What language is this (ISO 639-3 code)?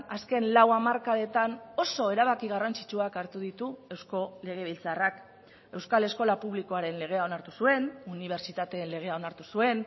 eus